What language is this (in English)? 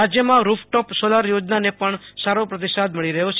Gujarati